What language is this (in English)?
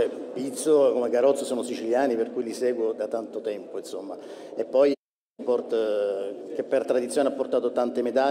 Italian